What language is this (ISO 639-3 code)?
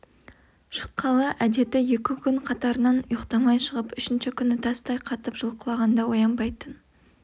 kaz